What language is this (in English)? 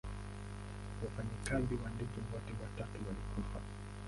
Swahili